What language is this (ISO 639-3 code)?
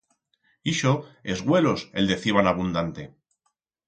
arg